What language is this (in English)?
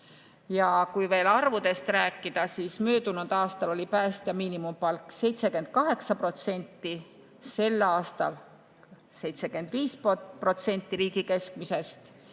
Estonian